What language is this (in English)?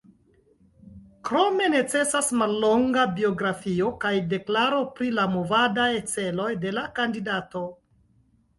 Esperanto